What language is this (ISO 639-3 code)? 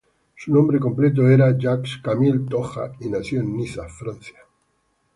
spa